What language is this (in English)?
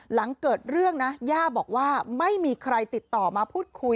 Thai